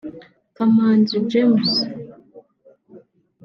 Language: Kinyarwanda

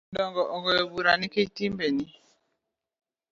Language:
Luo (Kenya and Tanzania)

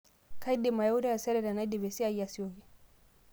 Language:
Masai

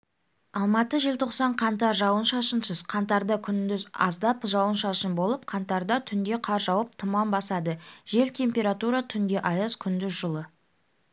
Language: Kazakh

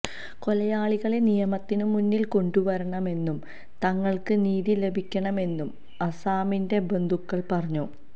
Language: Malayalam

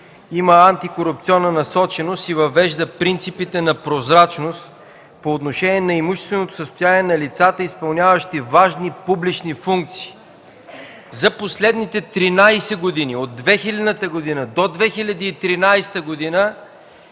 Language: Bulgarian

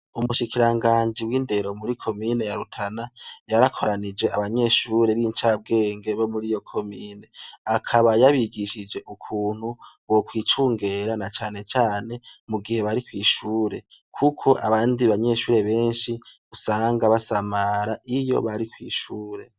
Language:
Rundi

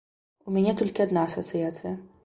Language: Belarusian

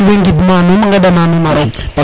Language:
Serer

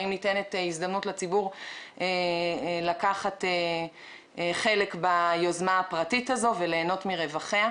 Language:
Hebrew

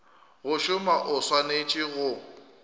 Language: Northern Sotho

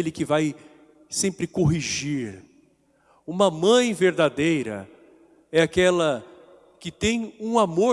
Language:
Portuguese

